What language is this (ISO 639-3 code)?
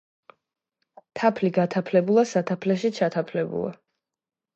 kat